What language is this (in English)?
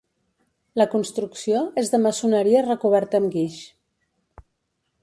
Catalan